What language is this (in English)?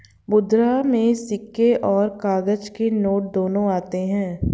Hindi